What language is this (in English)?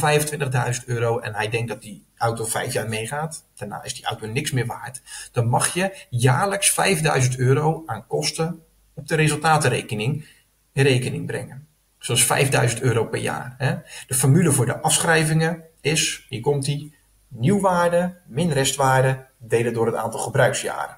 Dutch